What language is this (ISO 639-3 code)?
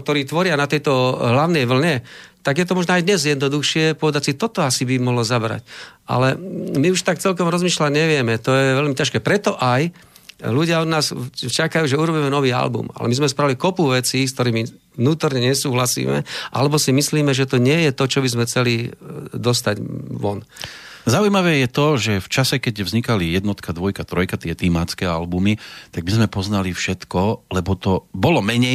slk